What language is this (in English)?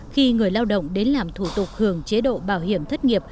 Vietnamese